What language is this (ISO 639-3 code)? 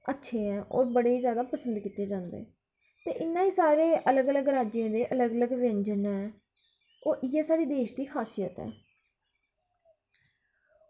doi